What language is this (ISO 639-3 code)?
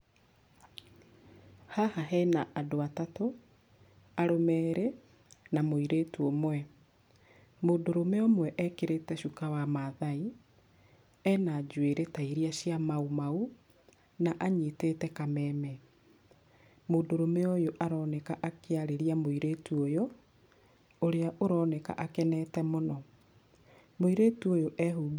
kik